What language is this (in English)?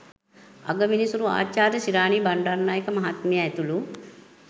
Sinhala